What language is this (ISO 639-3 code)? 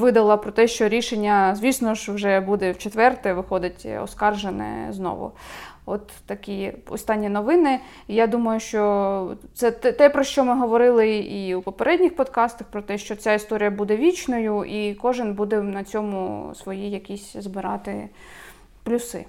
ukr